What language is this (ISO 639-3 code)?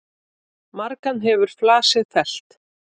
isl